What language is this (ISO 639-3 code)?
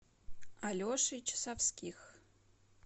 rus